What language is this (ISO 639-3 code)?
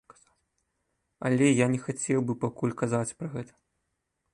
bel